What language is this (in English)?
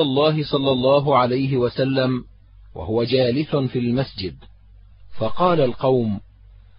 Arabic